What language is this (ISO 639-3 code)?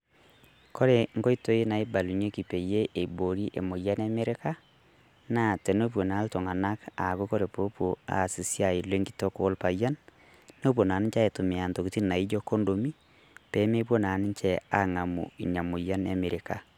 mas